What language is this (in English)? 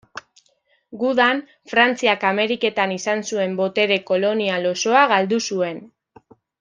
Basque